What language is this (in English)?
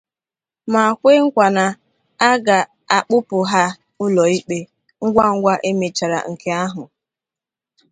Igbo